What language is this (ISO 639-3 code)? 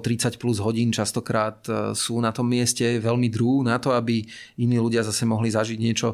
slk